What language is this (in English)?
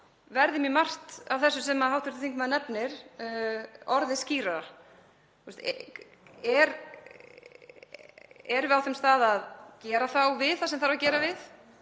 Icelandic